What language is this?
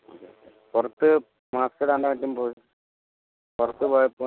Malayalam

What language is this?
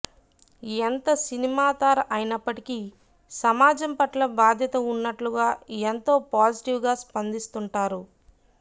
Telugu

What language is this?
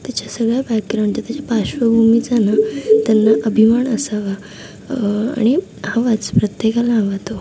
Marathi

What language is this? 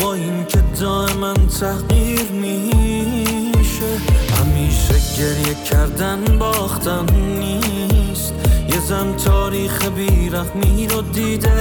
Persian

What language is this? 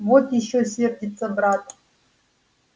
Russian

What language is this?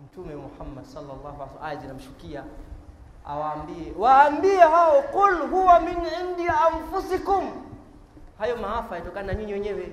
Swahili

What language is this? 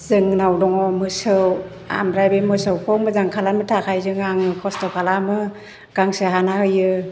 Bodo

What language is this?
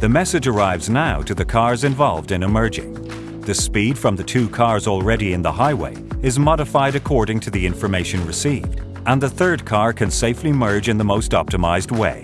English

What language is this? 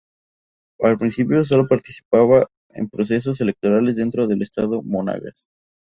Spanish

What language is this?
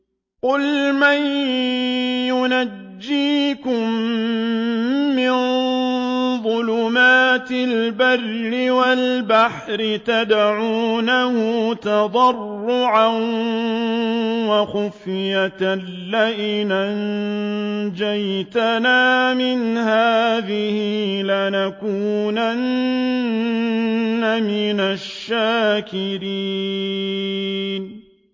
Arabic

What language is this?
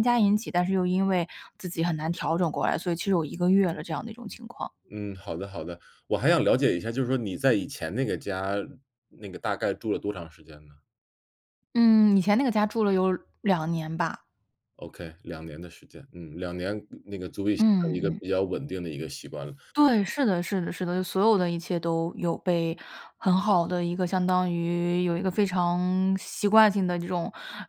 Chinese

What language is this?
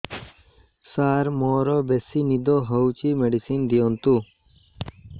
Odia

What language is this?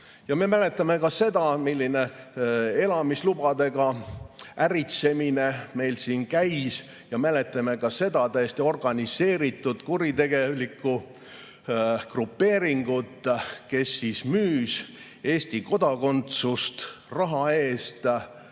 Estonian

